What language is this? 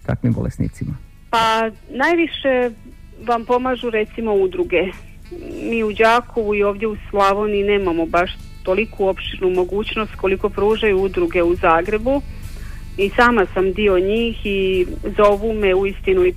Croatian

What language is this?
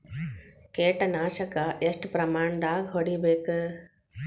Kannada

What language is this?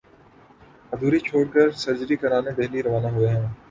Urdu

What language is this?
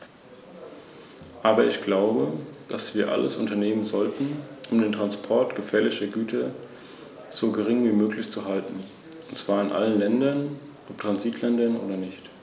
German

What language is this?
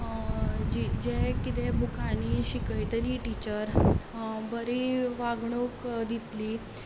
Konkani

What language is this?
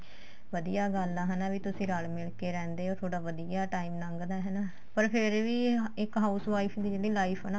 Punjabi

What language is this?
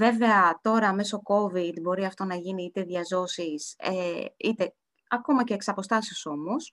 Greek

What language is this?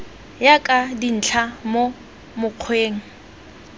Tswana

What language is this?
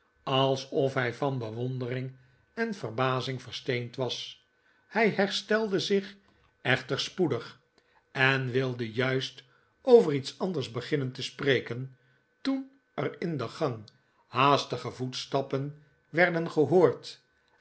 Dutch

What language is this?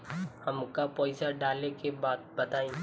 Bhojpuri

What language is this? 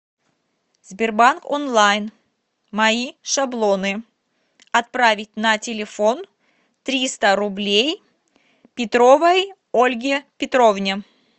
Russian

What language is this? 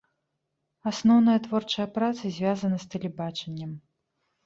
Belarusian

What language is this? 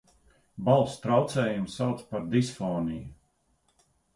Latvian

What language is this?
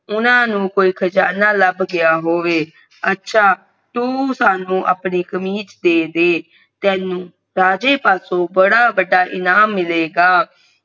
Punjabi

